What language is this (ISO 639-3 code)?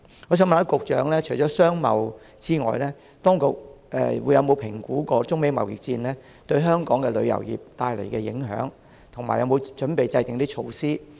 yue